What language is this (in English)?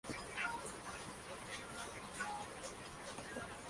Spanish